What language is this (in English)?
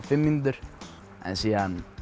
Icelandic